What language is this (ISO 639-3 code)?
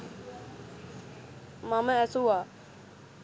sin